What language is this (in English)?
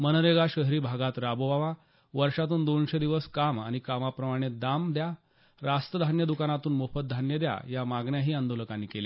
Marathi